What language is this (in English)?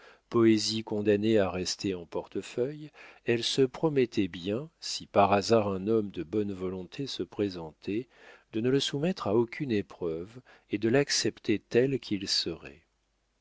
French